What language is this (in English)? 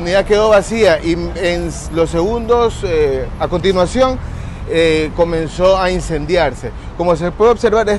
Spanish